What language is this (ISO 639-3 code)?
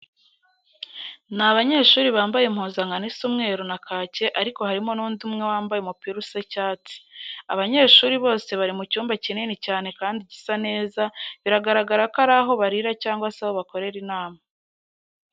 kin